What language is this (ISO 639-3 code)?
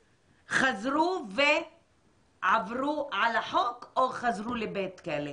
heb